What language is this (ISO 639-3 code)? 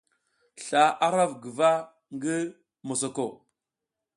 giz